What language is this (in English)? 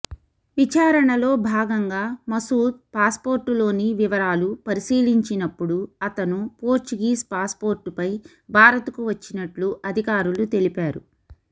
Telugu